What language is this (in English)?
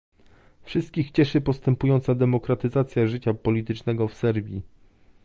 Polish